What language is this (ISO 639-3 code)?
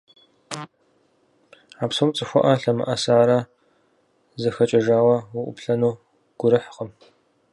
kbd